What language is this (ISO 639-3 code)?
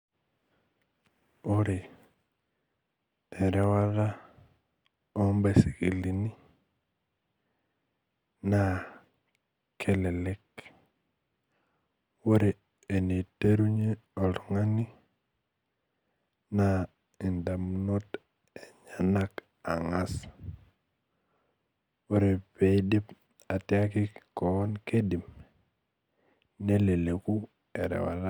mas